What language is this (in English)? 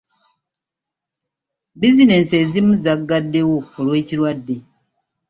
Ganda